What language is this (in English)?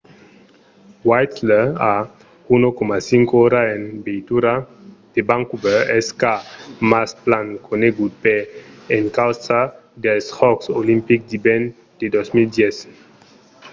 Occitan